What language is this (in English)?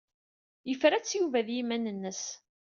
Kabyle